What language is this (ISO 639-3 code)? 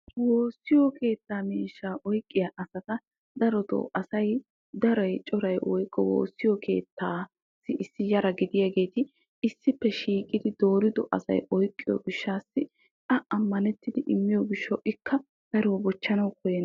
wal